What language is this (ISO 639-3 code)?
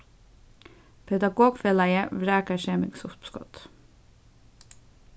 fao